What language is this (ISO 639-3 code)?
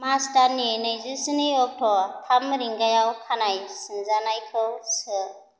brx